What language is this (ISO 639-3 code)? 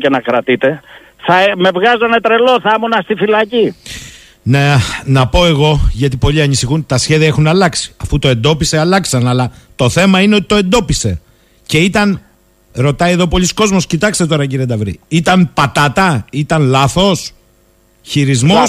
ell